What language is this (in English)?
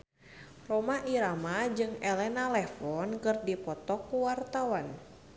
Sundanese